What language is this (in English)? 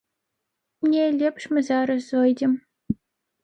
Belarusian